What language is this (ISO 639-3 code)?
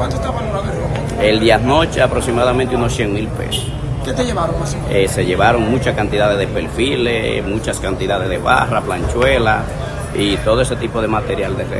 spa